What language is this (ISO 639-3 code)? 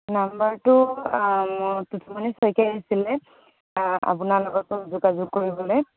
asm